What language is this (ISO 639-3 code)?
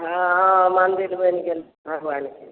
mai